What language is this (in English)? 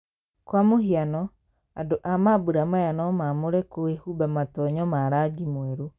Kikuyu